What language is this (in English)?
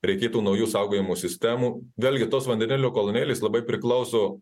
Lithuanian